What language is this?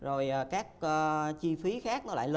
Vietnamese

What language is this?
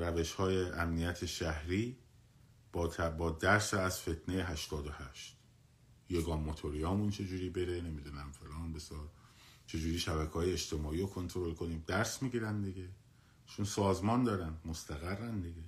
Persian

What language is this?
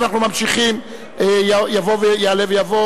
Hebrew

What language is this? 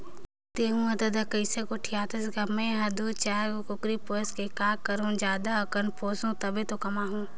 Chhattisgarhi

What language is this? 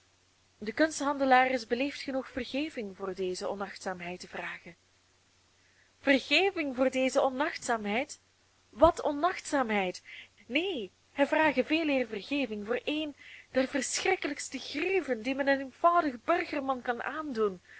Dutch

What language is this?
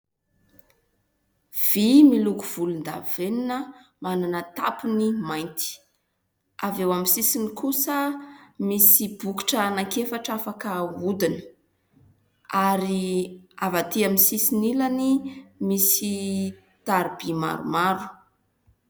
Malagasy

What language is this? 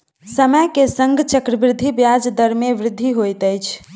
Maithili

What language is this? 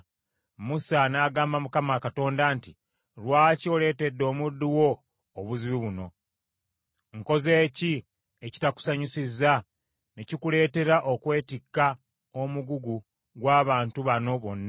Ganda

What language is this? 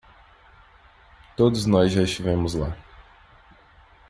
Portuguese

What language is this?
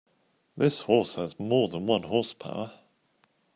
English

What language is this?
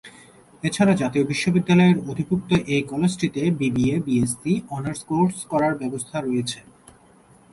Bangla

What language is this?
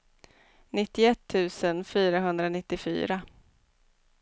Swedish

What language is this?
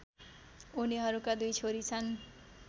Nepali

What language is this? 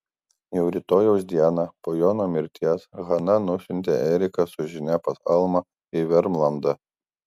Lithuanian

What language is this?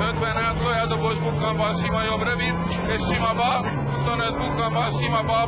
Hungarian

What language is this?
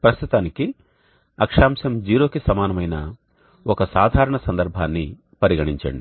Telugu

